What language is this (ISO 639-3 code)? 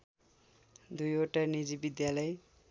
nep